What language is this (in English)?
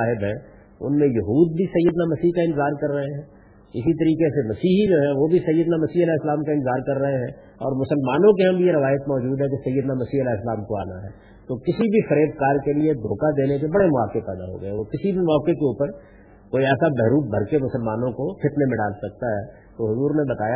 Urdu